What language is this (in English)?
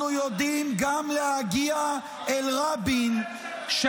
Hebrew